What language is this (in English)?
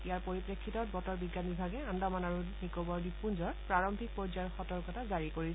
Assamese